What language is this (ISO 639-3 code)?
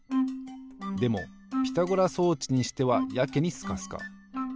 jpn